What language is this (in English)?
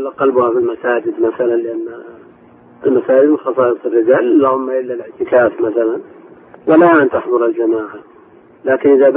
Arabic